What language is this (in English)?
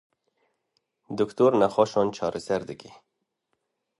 Kurdish